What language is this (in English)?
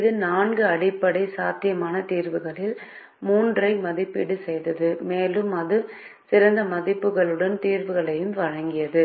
Tamil